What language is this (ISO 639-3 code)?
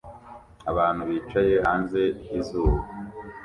kin